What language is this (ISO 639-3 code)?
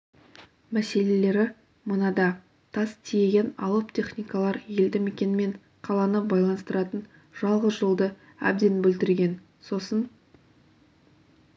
kaz